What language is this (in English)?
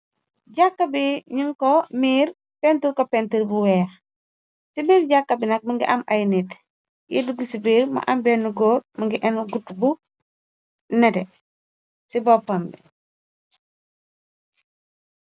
Wolof